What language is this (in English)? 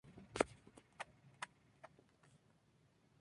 Spanish